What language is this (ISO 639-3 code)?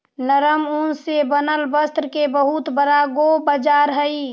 mag